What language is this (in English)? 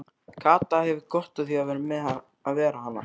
Icelandic